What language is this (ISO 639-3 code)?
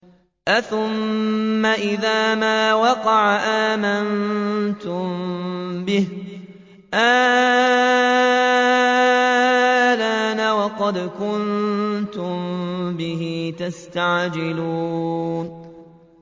ara